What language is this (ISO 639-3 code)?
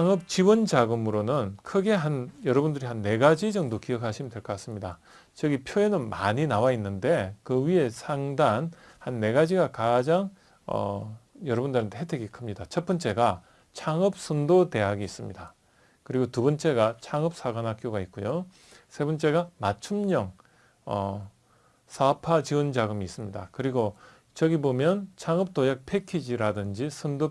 kor